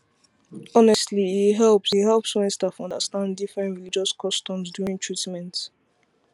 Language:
Nigerian Pidgin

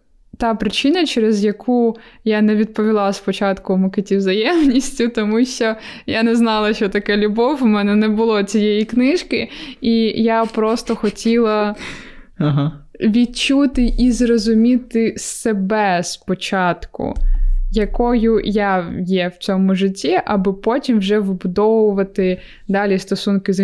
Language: Ukrainian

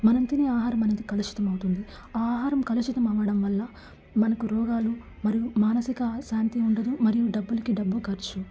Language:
Telugu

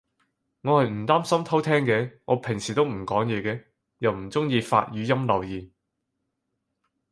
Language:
Cantonese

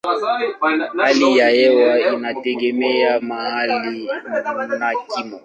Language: Swahili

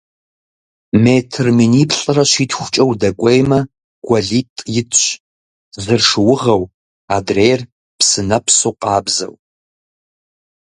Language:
Kabardian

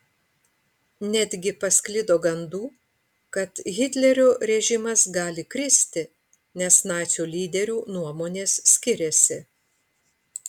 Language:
Lithuanian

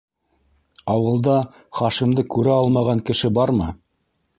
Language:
Bashkir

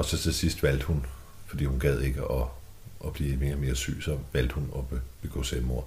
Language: Danish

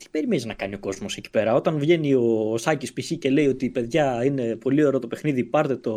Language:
Greek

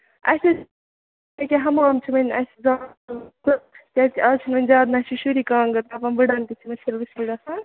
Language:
Kashmiri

